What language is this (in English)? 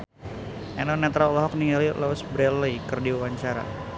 Sundanese